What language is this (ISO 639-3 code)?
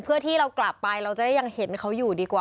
tha